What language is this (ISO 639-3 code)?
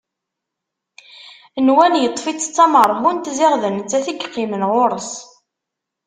kab